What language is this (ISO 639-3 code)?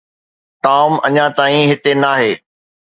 snd